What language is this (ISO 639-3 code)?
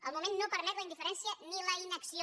cat